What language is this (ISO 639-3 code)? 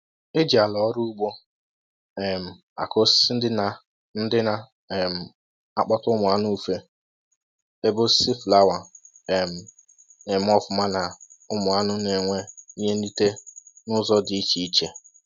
ibo